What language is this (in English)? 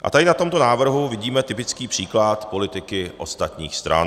Czech